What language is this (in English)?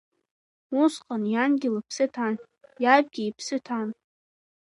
Abkhazian